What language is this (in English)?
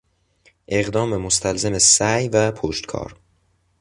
Persian